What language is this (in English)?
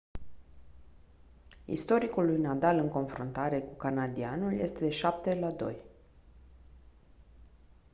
Romanian